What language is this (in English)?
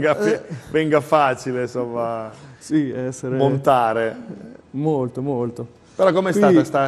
Italian